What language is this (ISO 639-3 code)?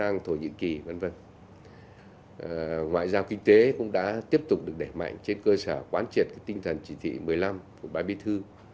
vie